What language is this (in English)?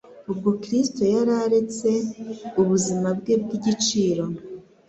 Kinyarwanda